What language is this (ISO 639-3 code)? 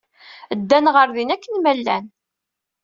kab